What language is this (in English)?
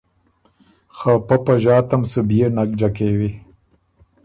Ormuri